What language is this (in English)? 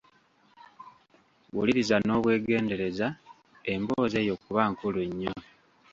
Ganda